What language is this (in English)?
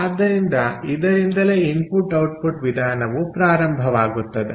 Kannada